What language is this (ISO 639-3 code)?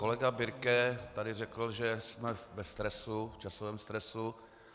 ces